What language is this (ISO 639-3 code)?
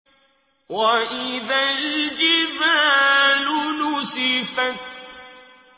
ara